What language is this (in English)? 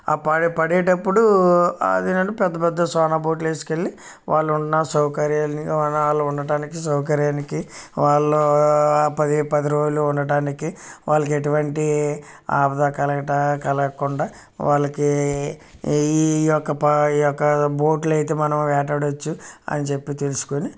Telugu